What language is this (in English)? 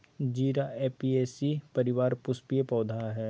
Magahi